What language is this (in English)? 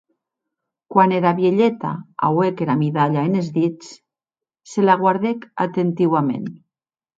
Occitan